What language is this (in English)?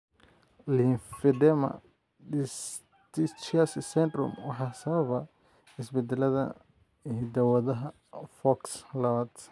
Somali